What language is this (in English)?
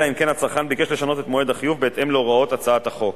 Hebrew